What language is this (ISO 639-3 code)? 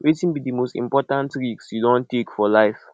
pcm